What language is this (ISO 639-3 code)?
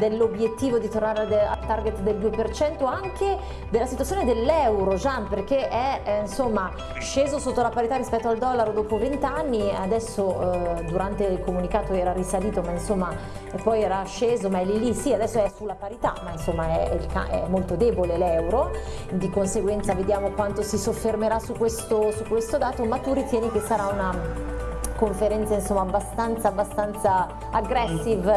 ita